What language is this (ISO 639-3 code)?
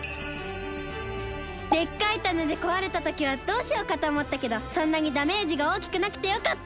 jpn